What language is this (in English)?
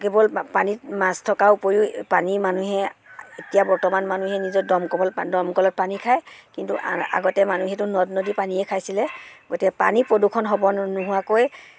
Assamese